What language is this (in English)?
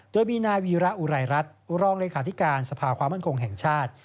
Thai